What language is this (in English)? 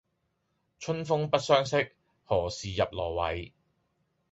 Cantonese